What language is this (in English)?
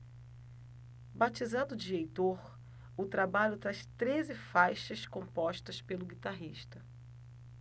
Portuguese